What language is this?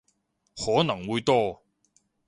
Cantonese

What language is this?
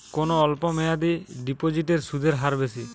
Bangla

